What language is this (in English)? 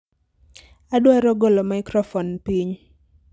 Luo (Kenya and Tanzania)